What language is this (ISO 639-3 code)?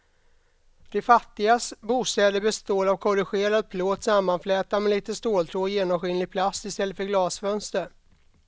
swe